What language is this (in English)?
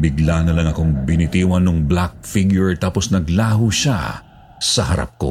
Filipino